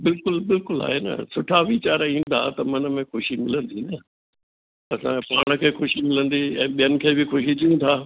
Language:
Sindhi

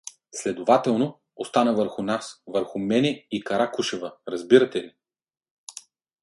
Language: Bulgarian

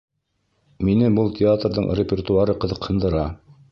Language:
Bashkir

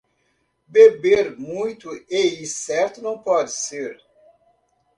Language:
Portuguese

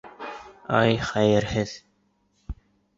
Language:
Bashkir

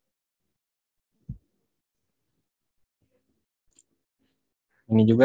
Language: Indonesian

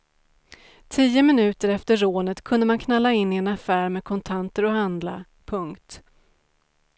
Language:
Swedish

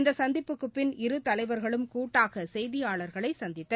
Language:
Tamil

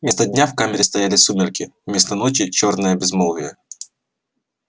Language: Russian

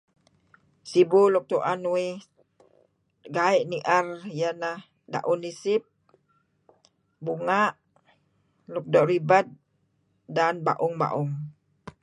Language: Kelabit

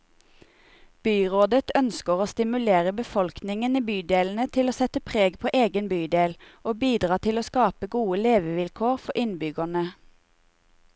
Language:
Norwegian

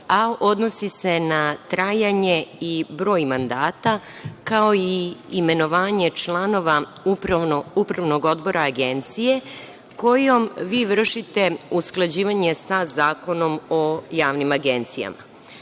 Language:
Serbian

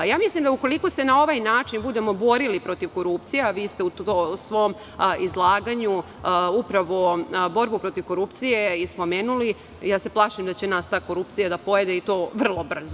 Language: Serbian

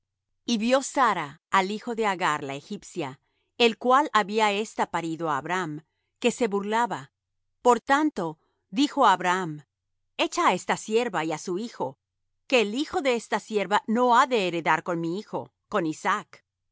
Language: Spanish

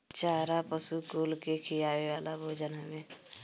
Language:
Bhojpuri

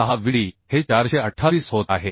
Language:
Marathi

